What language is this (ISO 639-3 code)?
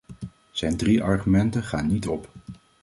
nld